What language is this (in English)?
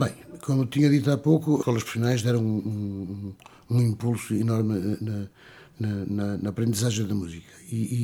Portuguese